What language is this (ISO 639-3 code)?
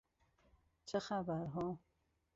fas